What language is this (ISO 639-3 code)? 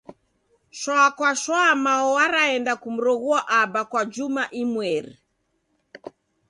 dav